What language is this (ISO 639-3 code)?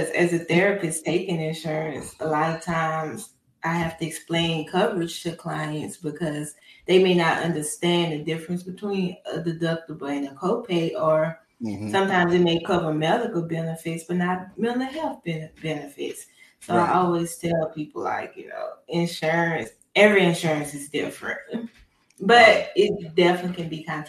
eng